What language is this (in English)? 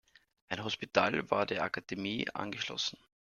German